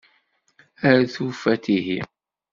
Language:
Kabyle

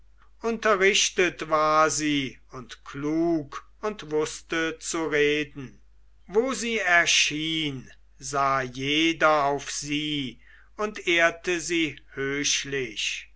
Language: German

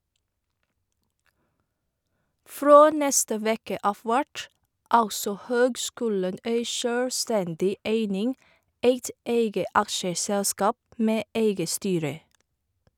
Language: Norwegian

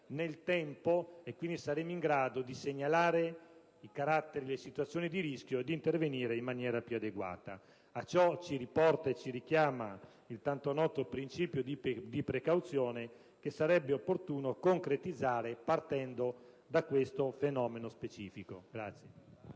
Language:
Italian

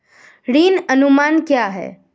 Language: Hindi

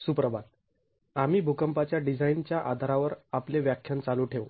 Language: Marathi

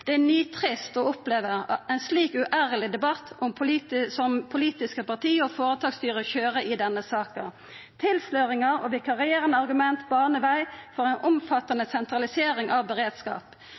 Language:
Norwegian Nynorsk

